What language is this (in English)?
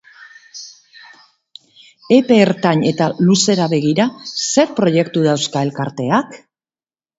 Basque